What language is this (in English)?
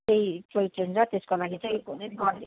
Nepali